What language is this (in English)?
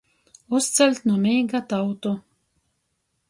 Latgalian